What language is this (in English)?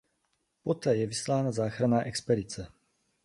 Czech